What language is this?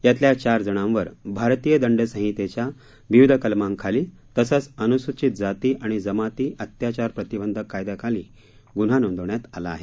Marathi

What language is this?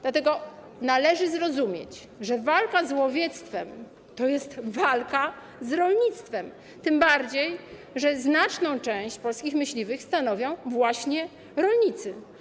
Polish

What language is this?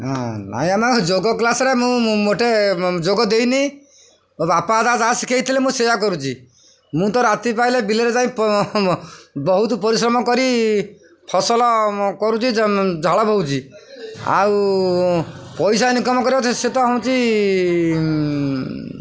Odia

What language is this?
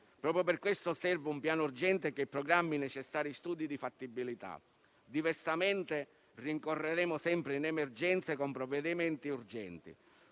Italian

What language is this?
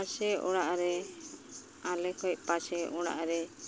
Santali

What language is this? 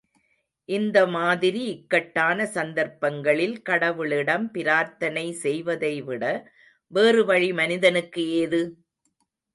Tamil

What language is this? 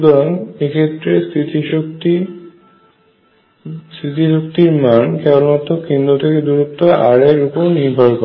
Bangla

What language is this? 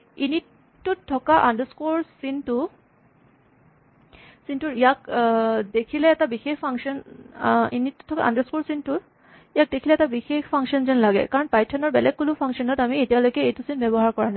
Assamese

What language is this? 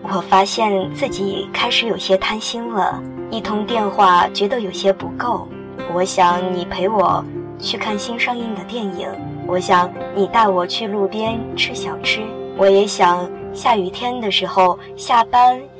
Chinese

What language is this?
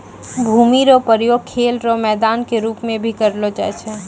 Maithili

